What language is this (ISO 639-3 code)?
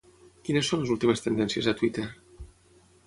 cat